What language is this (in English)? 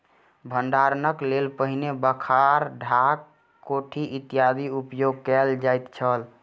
Maithili